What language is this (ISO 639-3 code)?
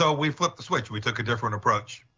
eng